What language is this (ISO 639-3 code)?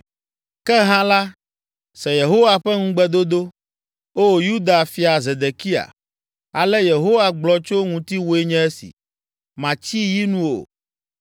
ewe